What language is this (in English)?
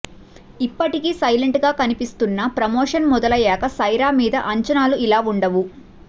Telugu